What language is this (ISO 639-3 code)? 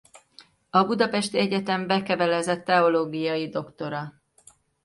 hun